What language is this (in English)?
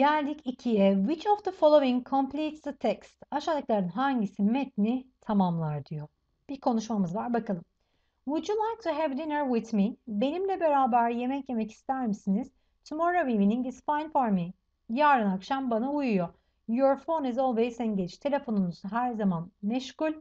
Turkish